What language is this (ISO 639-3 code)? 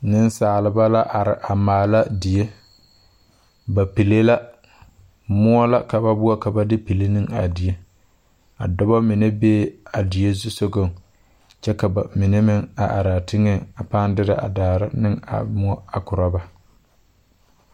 dga